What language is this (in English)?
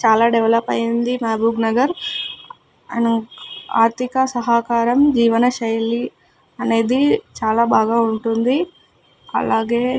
Telugu